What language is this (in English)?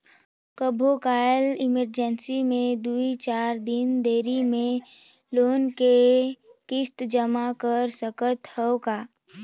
Chhattisgarhi